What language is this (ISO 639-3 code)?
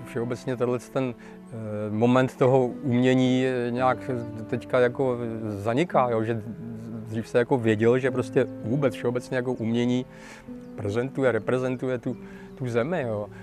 ces